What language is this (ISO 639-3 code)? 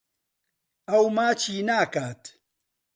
ckb